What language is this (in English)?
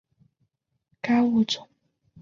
Chinese